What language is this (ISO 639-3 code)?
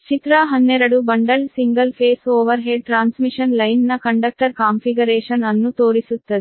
kan